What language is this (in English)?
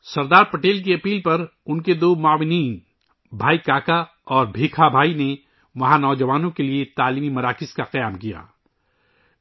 Urdu